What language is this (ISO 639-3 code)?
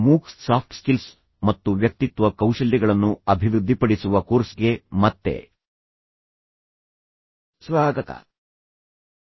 kan